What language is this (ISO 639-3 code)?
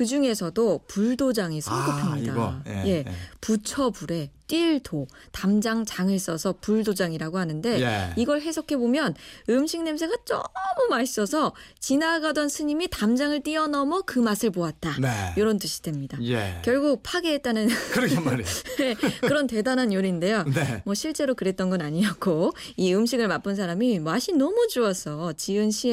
kor